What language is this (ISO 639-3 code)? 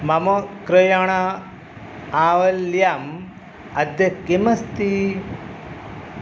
san